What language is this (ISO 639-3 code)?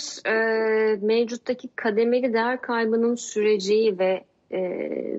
tur